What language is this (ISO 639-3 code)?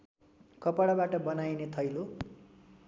nep